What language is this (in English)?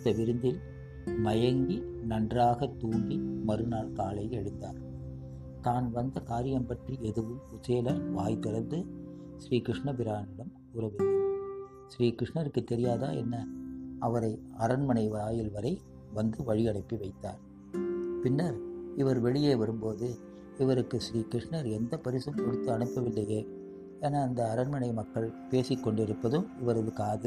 Tamil